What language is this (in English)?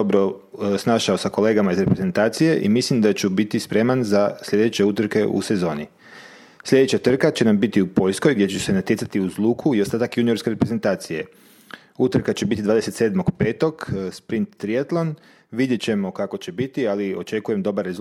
Croatian